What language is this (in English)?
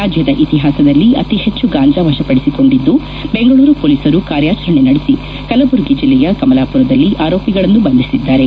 Kannada